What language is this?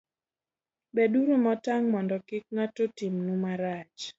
Luo (Kenya and Tanzania)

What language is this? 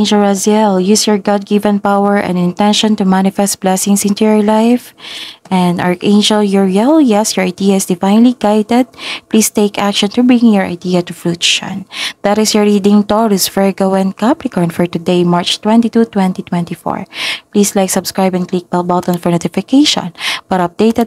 Filipino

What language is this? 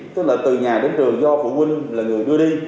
Vietnamese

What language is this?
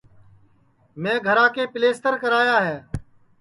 Sansi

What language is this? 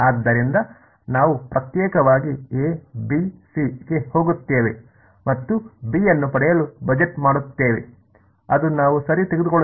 Kannada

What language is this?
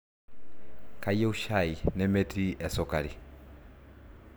Masai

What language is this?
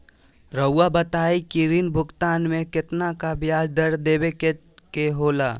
Magahi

